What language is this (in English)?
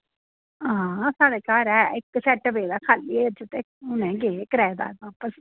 Dogri